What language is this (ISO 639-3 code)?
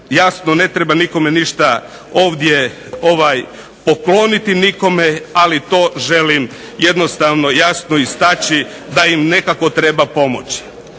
hrv